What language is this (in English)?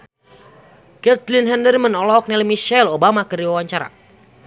Sundanese